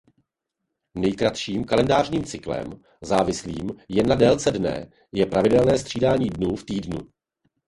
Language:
Czech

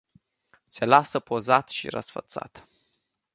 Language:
Romanian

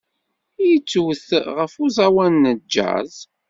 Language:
Kabyle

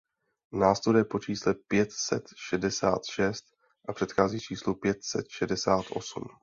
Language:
Czech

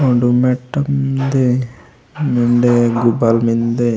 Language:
Gondi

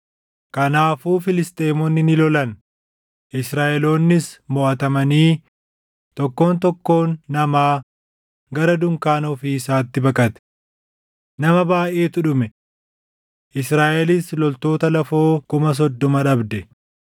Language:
Oromo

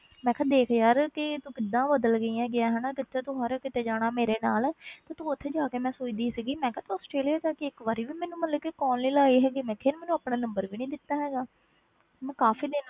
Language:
Punjabi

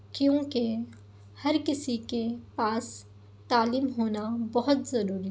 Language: Urdu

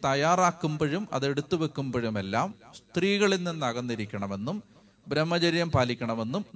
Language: Malayalam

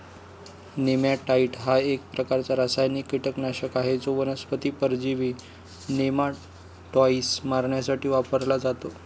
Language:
Marathi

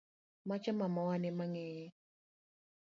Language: Luo (Kenya and Tanzania)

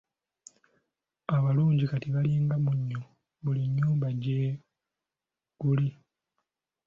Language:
Ganda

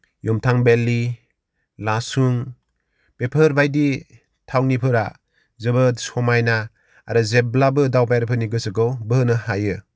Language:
Bodo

